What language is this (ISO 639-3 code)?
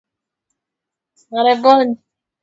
swa